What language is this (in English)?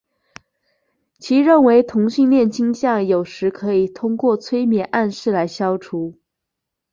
Chinese